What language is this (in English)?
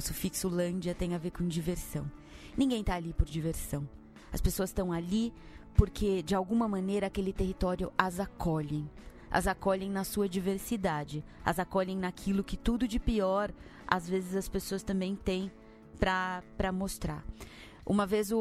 Portuguese